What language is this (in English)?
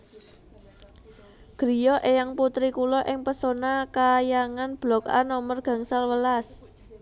Javanese